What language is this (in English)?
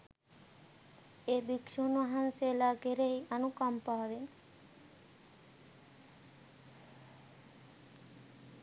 Sinhala